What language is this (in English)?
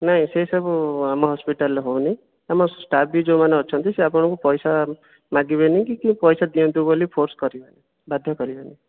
Odia